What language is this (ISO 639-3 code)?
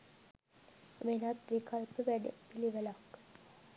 sin